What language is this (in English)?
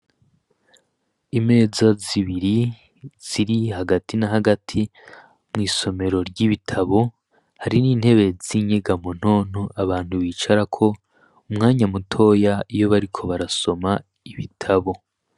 Rundi